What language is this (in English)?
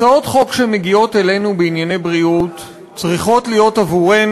Hebrew